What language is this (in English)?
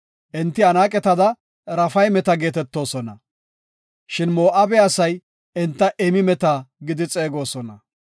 Gofa